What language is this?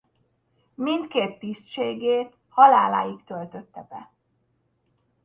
Hungarian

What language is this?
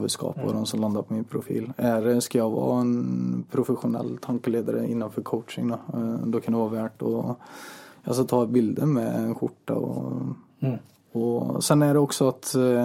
Swedish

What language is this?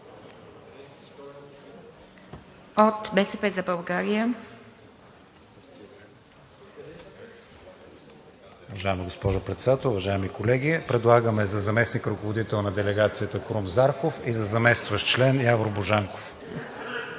Bulgarian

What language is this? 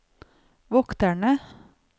Norwegian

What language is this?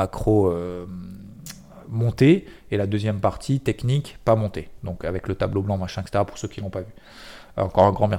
French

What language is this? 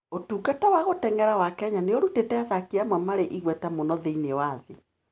Kikuyu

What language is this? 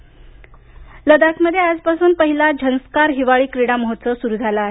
Marathi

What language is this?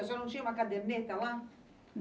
Portuguese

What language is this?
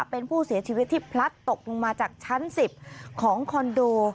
Thai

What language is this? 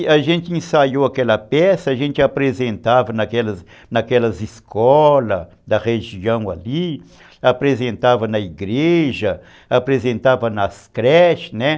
Portuguese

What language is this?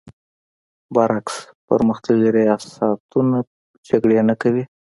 Pashto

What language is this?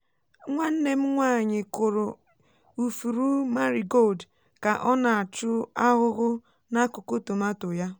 Igbo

